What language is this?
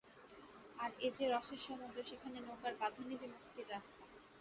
Bangla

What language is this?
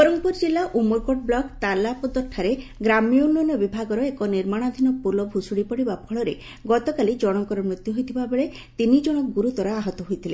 Odia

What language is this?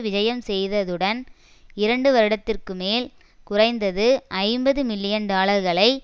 Tamil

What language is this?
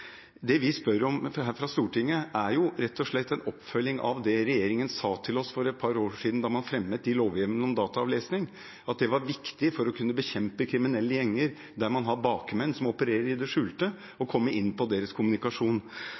Norwegian Bokmål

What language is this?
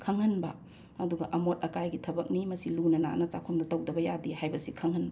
Manipuri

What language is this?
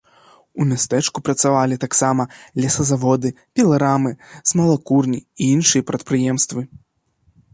Belarusian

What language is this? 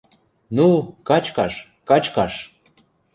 Western Mari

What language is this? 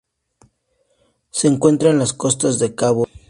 Spanish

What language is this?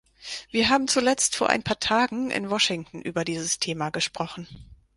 German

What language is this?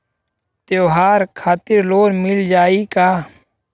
Bhojpuri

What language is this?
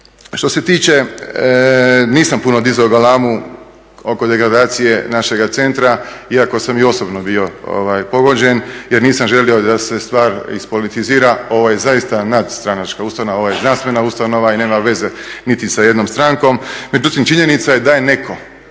Croatian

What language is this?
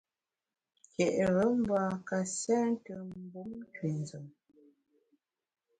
Bamun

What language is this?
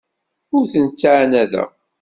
Kabyle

